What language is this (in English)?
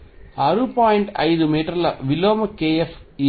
Telugu